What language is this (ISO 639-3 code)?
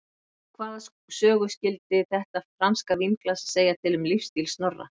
isl